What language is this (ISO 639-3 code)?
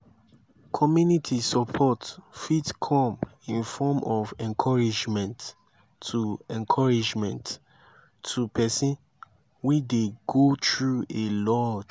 pcm